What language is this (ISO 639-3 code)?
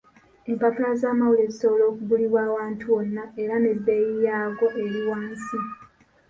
lug